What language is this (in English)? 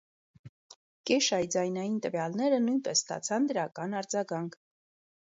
Armenian